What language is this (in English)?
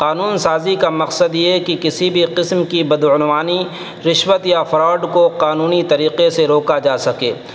Urdu